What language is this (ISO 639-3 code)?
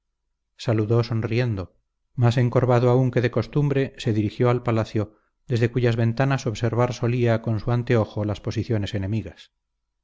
spa